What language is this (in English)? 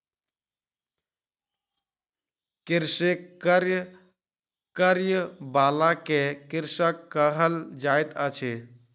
Maithili